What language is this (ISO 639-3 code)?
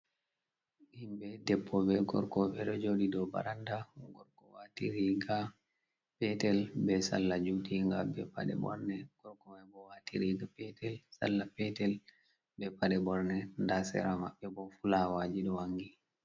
ful